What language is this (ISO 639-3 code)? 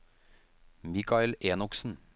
nor